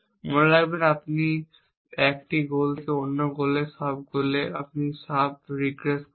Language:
Bangla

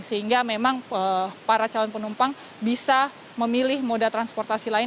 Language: Indonesian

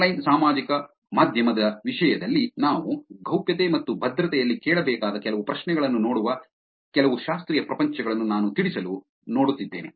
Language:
Kannada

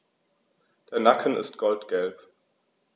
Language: German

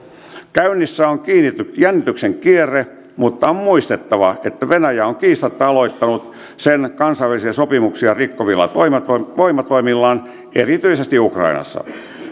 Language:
Finnish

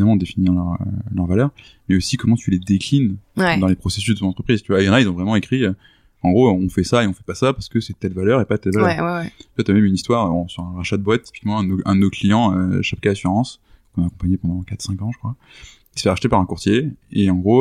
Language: French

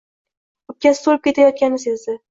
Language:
Uzbek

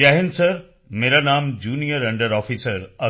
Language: Punjabi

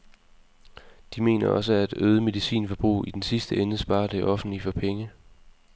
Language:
Danish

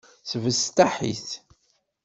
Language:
Kabyle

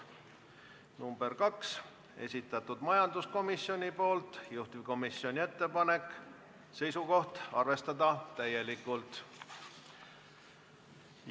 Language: Estonian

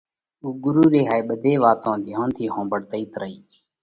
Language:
Parkari Koli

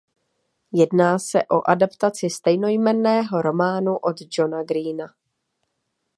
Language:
Czech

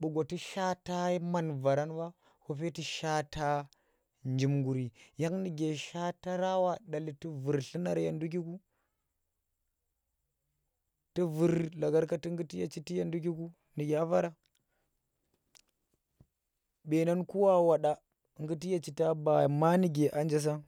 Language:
Tera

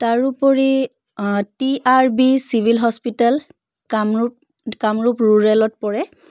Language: Assamese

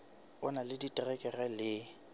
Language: Southern Sotho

